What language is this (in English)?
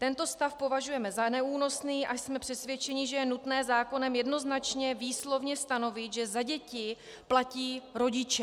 Czech